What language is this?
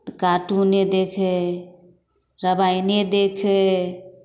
Maithili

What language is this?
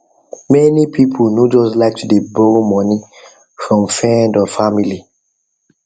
Nigerian Pidgin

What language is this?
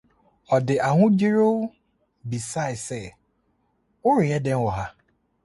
Akan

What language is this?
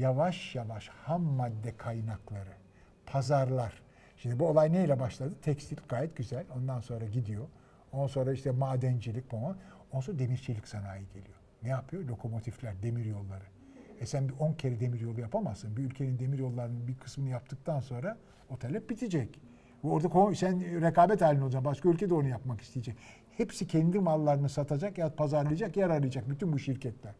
Turkish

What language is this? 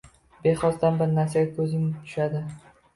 Uzbek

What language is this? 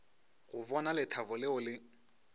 Northern Sotho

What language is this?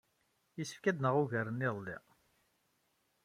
Kabyle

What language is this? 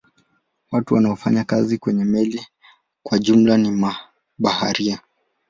Swahili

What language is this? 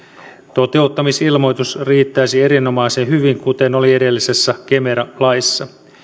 Finnish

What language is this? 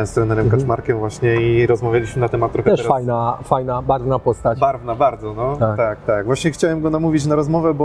Polish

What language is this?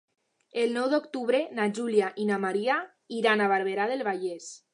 Catalan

